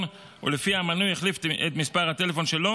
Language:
Hebrew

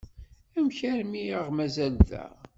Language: Kabyle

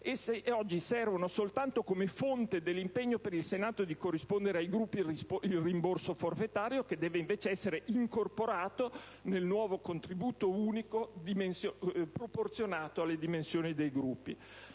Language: Italian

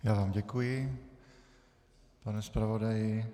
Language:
Czech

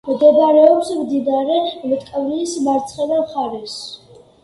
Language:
Georgian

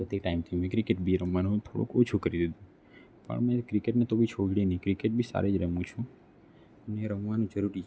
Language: Gujarati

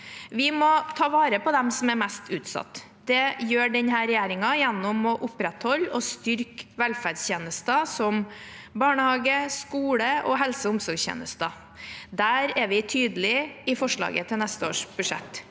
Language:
Norwegian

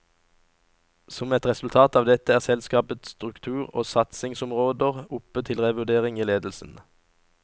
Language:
Norwegian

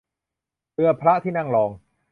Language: Thai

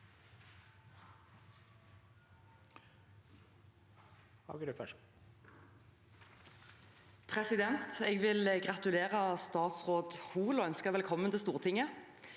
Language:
Norwegian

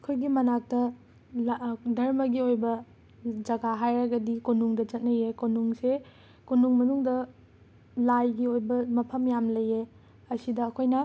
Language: Manipuri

